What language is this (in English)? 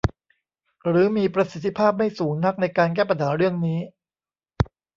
Thai